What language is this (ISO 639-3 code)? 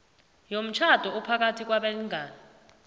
nbl